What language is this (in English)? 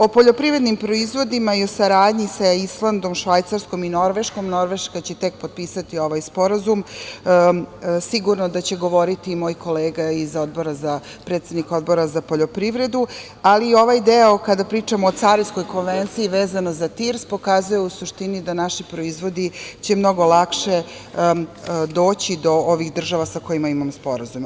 Serbian